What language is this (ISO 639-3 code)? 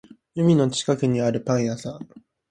jpn